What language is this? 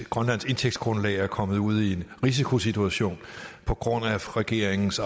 Danish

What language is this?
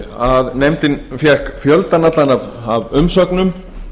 Icelandic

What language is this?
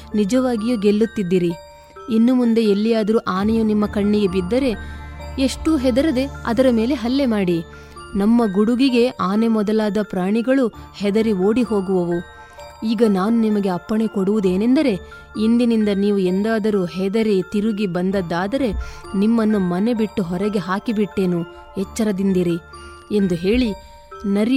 Kannada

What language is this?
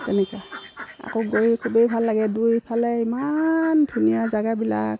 Assamese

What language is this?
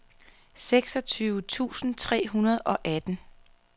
Danish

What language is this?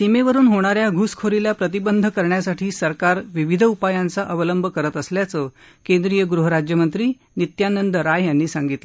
Marathi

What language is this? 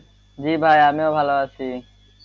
Bangla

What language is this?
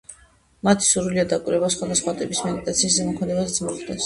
Georgian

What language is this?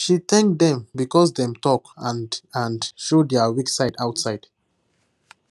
Nigerian Pidgin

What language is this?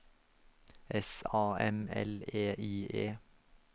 Norwegian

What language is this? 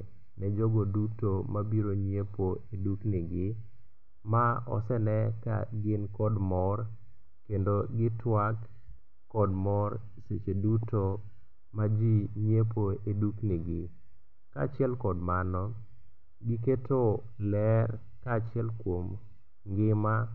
Luo (Kenya and Tanzania)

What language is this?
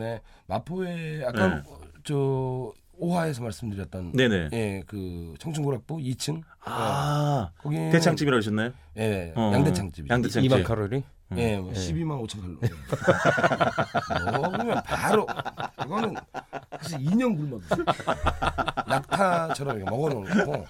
Korean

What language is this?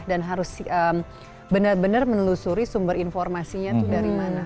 Indonesian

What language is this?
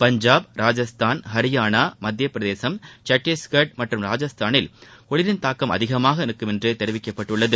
Tamil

